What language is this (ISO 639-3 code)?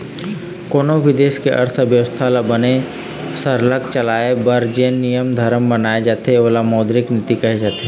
hne